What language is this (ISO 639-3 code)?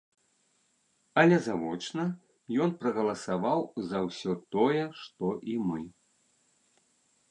bel